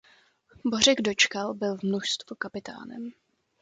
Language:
Czech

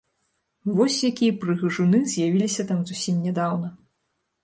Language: Belarusian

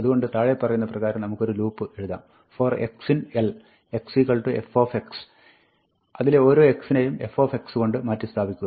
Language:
Malayalam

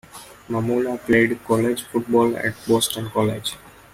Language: English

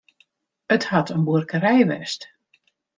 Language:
Western Frisian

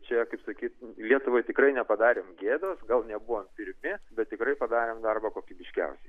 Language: Lithuanian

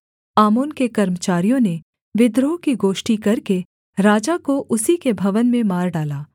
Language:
Hindi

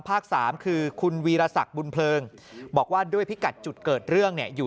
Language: Thai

